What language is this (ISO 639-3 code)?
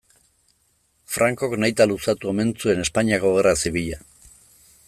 eus